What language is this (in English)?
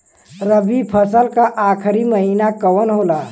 Bhojpuri